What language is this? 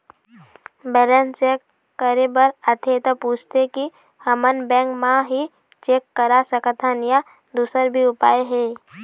Chhattisgarhi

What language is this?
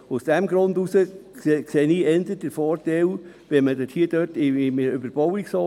Swiss German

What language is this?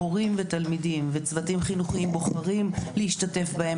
Hebrew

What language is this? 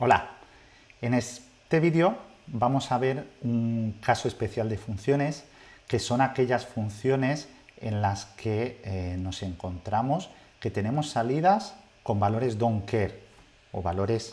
Spanish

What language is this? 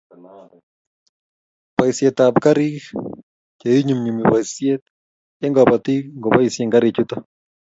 Kalenjin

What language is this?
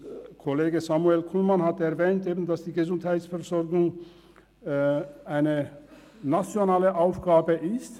Swiss German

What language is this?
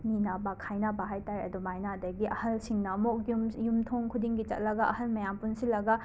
Manipuri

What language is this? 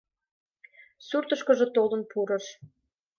Mari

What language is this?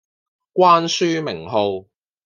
Cantonese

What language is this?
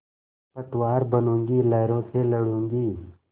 Hindi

